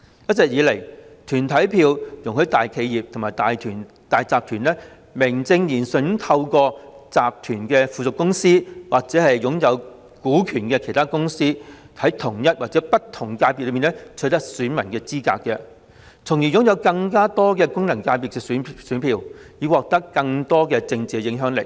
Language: Cantonese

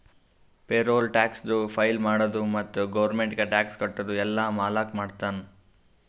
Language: Kannada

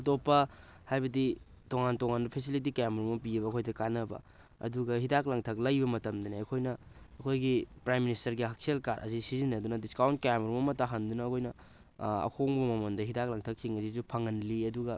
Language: Manipuri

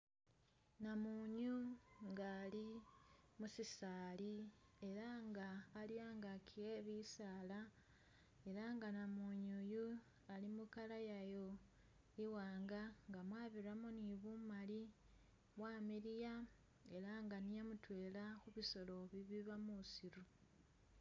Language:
Masaaba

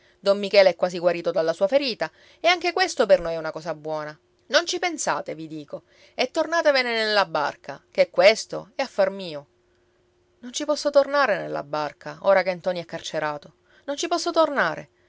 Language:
Italian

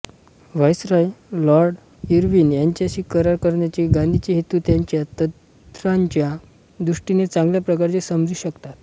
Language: Marathi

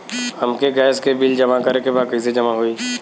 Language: Bhojpuri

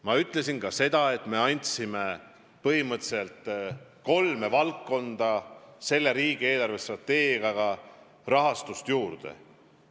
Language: Estonian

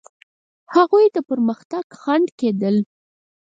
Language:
Pashto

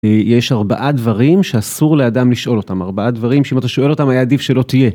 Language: Hebrew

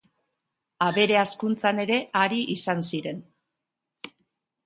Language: Basque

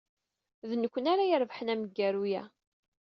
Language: Kabyle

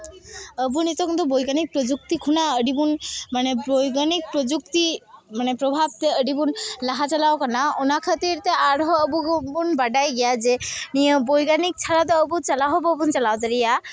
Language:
Santali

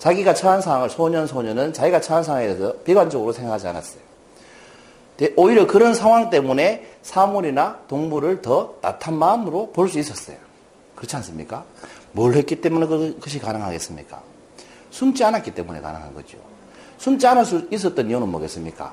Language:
Korean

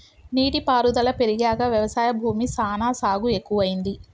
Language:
Telugu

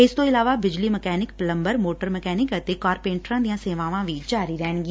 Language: Punjabi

